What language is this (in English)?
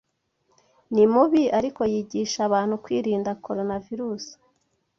Kinyarwanda